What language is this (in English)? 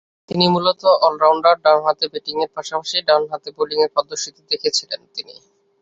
Bangla